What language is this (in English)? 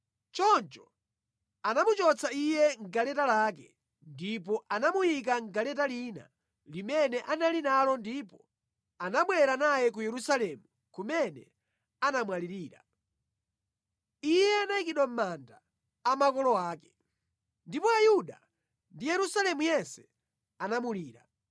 Nyanja